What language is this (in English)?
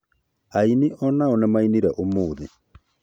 Kikuyu